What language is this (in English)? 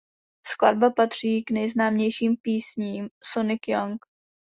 Czech